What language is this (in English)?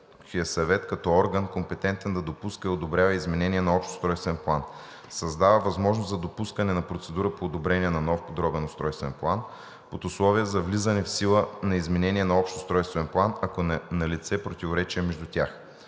Bulgarian